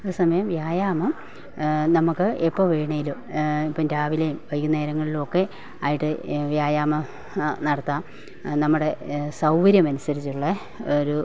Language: Malayalam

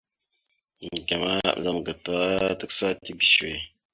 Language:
Mada (Cameroon)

